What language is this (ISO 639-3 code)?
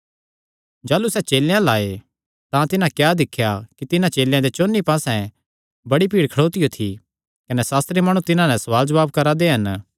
xnr